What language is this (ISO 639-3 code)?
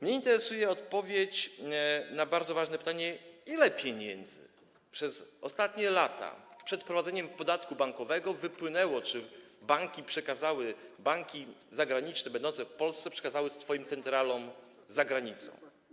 pol